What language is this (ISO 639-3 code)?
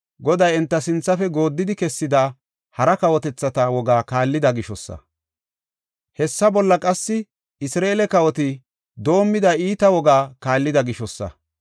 gof